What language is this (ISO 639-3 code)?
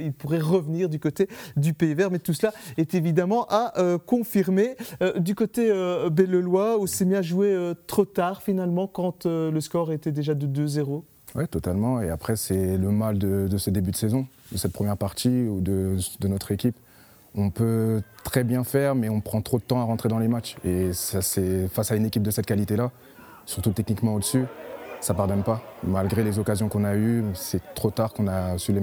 fra